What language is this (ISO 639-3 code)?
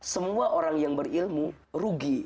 ind